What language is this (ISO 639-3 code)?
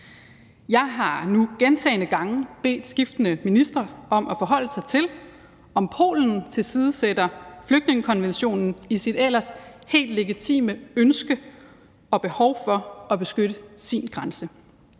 dan